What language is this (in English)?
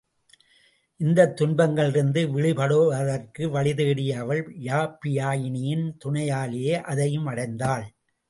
Tamil